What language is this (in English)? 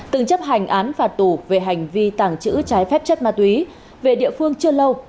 Vietnamese